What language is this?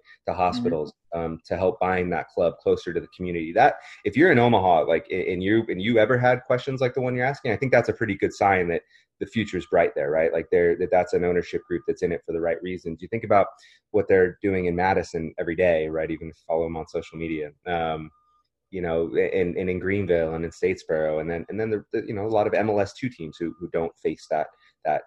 English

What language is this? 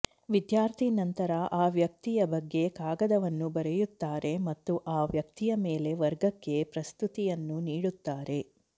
Kannada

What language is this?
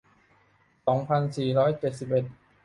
Thai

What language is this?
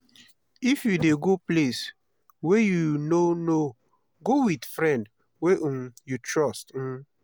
Nigerian Pidgin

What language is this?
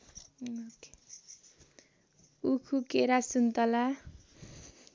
Nepali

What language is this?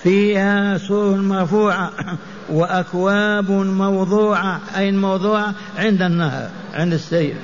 Arabic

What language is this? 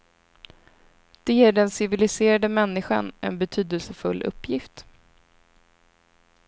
Swedish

